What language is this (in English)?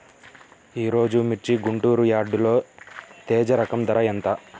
Telugu